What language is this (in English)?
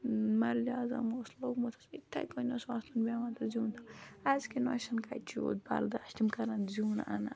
Kashmiri